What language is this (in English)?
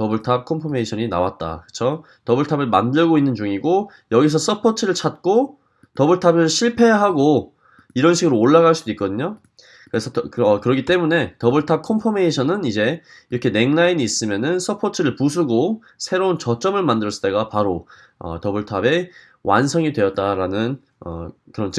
Korean